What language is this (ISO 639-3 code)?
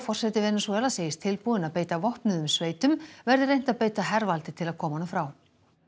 isl